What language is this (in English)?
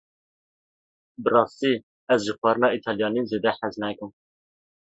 Kurdish